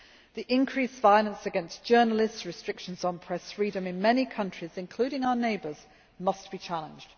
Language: English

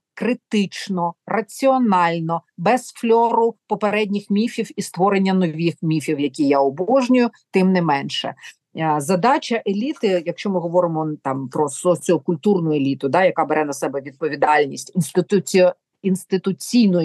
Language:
Ukrainian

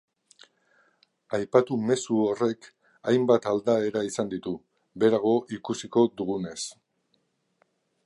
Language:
Basque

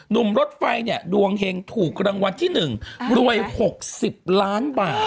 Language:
Thai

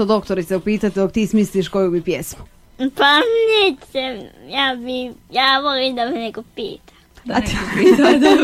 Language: Croatian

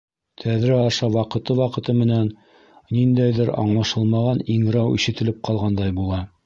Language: Bashkir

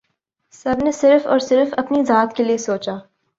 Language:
Urdu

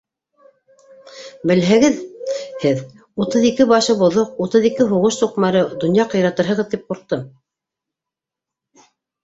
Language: Bashkir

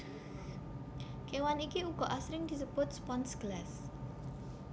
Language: Javanese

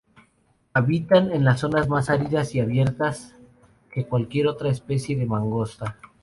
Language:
Spanish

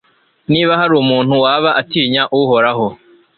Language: Kinyarwanda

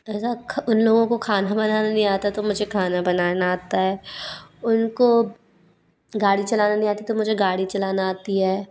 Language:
Hindi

